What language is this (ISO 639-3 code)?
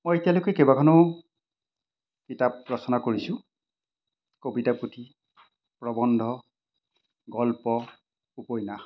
asm